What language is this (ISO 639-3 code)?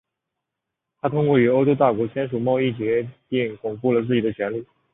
zho